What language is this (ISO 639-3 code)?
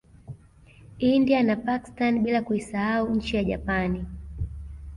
swa